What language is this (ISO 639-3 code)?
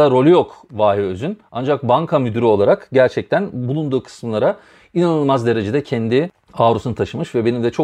tur